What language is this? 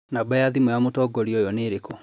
Kikuyu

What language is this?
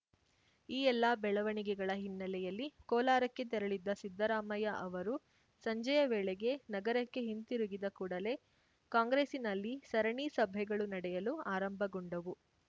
Kannada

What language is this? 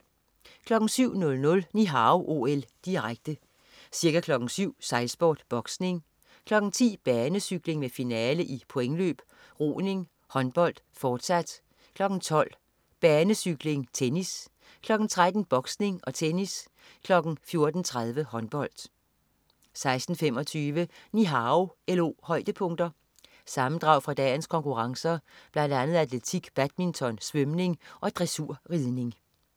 Danish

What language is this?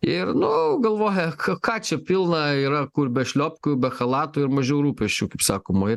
Lithuanian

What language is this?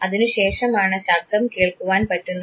Malayalam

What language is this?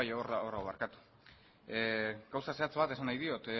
Basque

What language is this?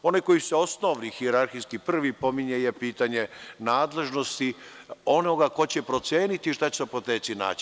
Serbian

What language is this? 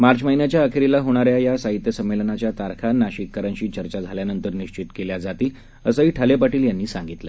Marathi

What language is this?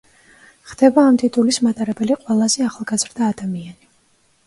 Georgian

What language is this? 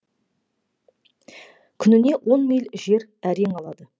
Kazakh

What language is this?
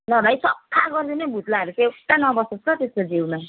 Nepali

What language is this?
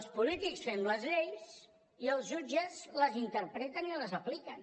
Catalan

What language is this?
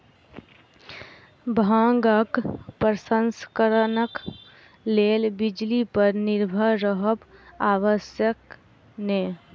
Maithili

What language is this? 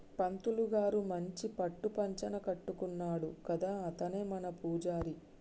Telugu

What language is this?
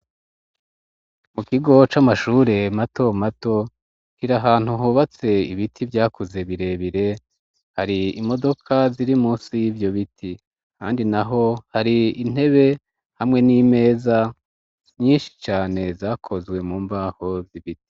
Rundi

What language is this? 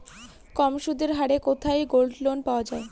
Bangla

